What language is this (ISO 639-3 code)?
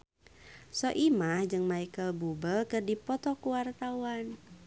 sun